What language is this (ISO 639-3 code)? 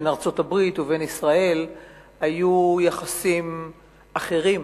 heb